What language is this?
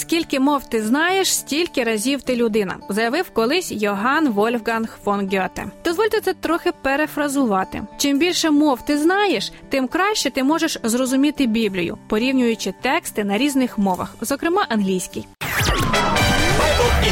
Ukrainian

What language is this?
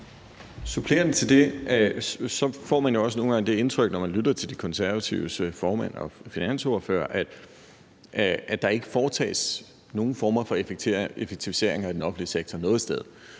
Danish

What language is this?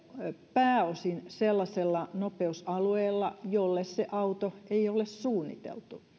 Finnish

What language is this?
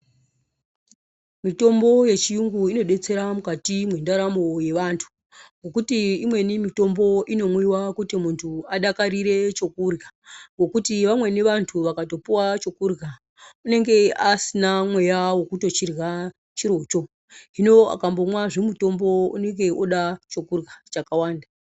Ndau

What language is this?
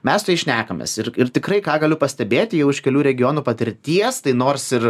Lithuanian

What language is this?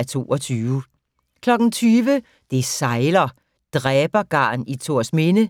Danish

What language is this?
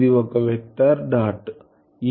Telugu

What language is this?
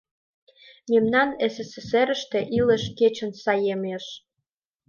Mari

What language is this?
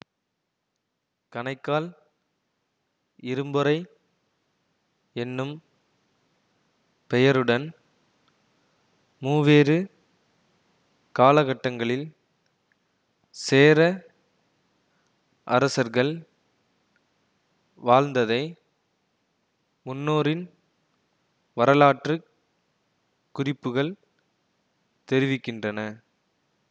Tamil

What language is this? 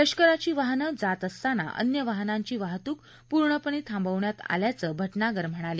Marathi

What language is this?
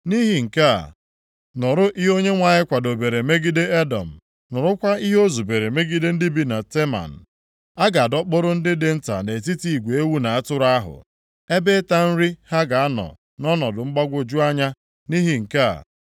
Igbo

